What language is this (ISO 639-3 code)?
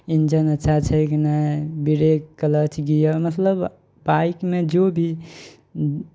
mai